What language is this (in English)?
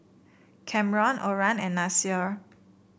English